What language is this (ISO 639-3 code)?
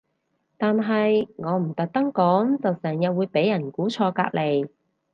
yue